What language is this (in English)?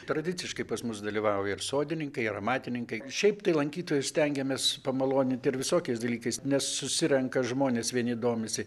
Lithuanian